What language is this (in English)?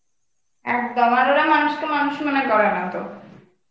Bangla